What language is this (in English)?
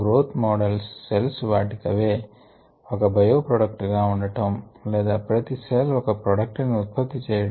Telugu